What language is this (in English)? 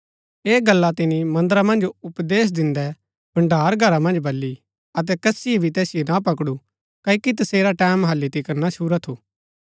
Gaddi